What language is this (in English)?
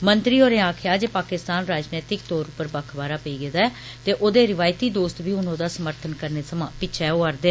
Dogri